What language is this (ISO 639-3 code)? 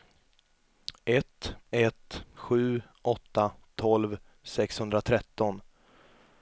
swe